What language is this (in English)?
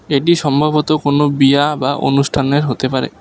Bangla